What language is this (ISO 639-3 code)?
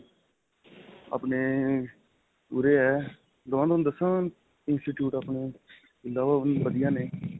pan